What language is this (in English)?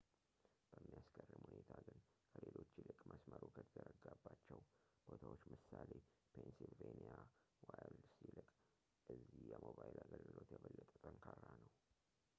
Amharic